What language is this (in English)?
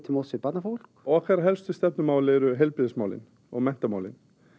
Icelandic